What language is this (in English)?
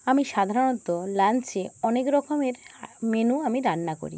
Bangla